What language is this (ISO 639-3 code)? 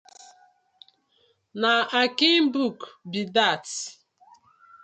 pcm